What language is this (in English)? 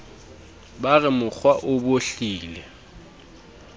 Southern Sotho